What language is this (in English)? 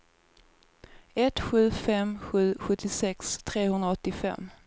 Swedish